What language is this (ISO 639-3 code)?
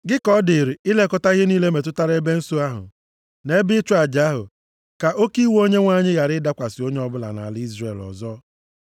ibo